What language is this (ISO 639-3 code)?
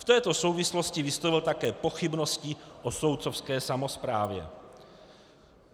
ces